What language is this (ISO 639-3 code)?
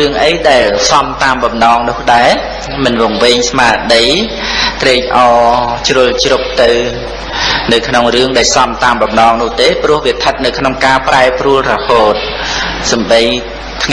khm